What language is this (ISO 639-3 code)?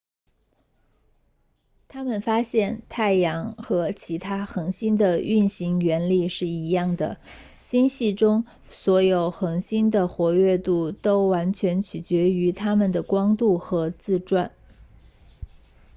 zho